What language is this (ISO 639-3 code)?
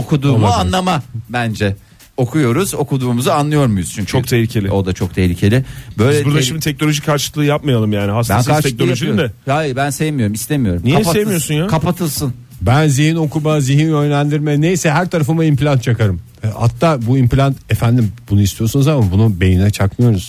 tur